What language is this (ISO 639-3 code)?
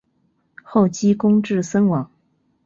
zho